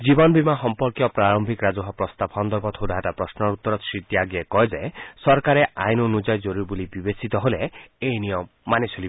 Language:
Assamese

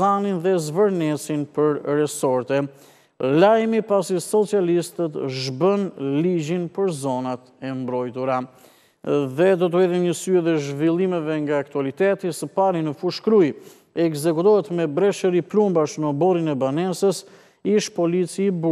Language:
Romanian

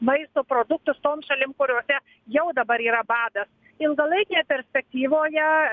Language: Lithuanian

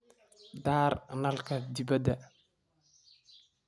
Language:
Somali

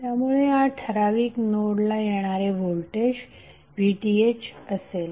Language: Marathi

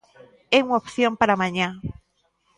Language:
Galician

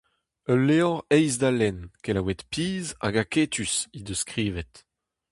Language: Breton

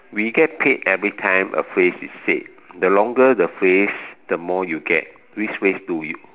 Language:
English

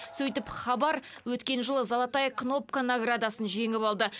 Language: Kazakh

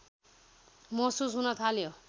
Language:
Nepali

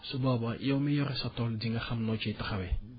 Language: Wolof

